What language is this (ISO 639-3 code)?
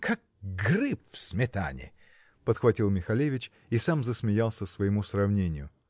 rus